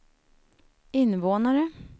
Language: Swedish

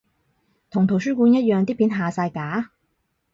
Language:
Cantonese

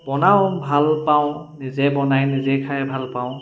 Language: Assamese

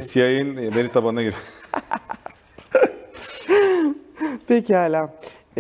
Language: Turkish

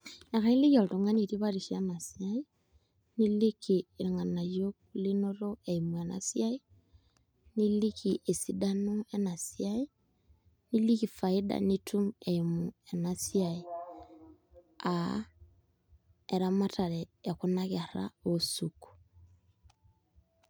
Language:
Masai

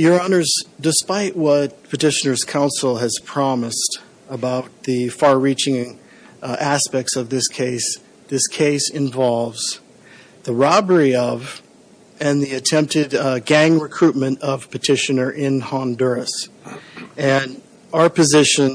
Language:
English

